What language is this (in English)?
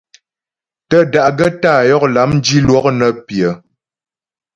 Ghomala